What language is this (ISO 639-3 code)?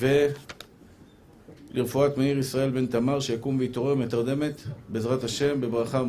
heb